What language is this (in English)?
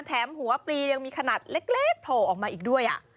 Thai